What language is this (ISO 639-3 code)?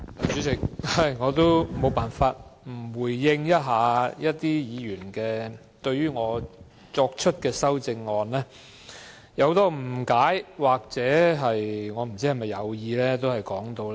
yue